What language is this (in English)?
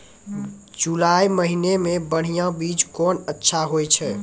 Maithili